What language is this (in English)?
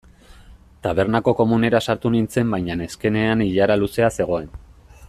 Basque